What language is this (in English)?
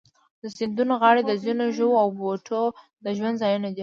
Pashto